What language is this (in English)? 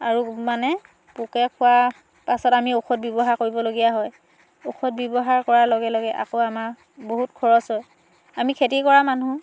Assamese